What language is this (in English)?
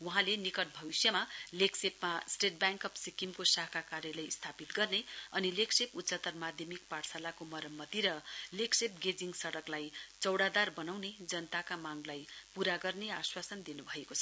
Nepali